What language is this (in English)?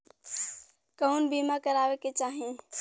Bhojpuri